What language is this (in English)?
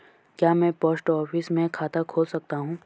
Hindi